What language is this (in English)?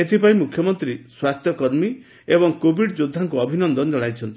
Odia